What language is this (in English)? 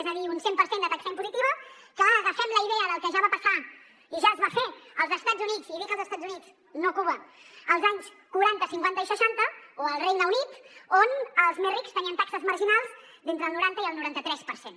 Catalan